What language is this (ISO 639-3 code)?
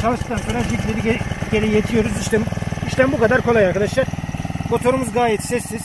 tur